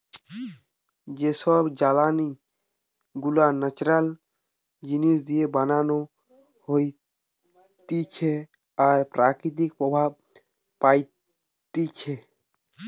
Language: Bangla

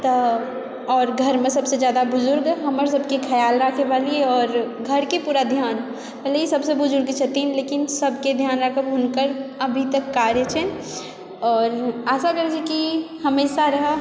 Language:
Maithili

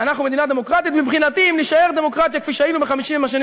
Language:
Hebrew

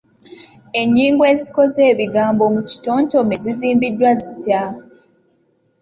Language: Ganda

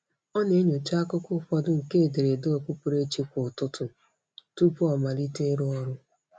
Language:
Igbo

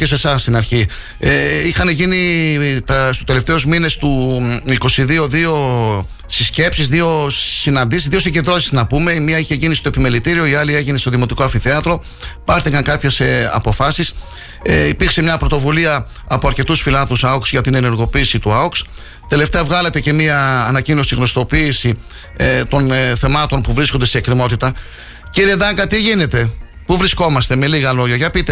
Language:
Greek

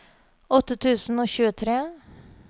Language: Norwegian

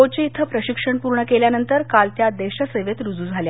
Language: Marathi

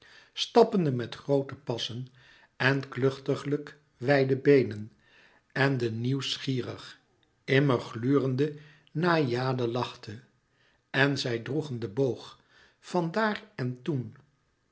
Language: Dutch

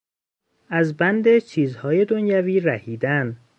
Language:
Persian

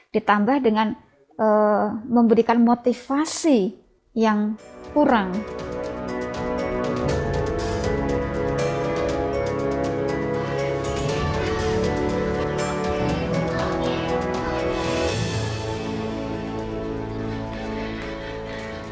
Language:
Indonesian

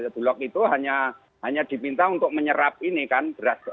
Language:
Indonesian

